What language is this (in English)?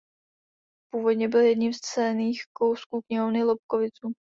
Czech